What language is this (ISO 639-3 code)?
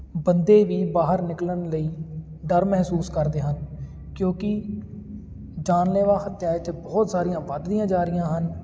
pan